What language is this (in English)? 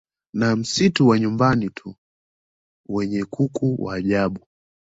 Swahili